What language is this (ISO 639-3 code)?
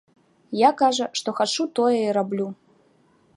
bel